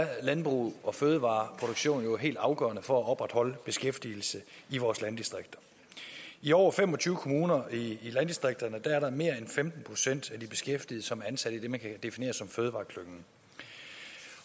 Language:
Danish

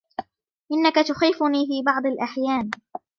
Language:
Arabic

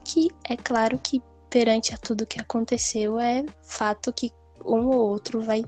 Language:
Portuguese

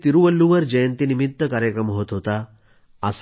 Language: Marathi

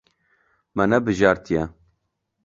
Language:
Kurdish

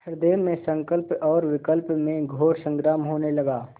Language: Hindi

